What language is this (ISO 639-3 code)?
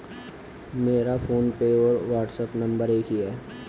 hin